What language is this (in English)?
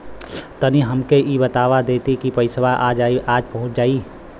Bhojpuri